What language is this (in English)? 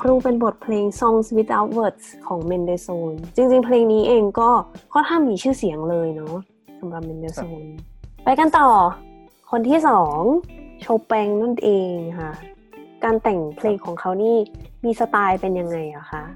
Thai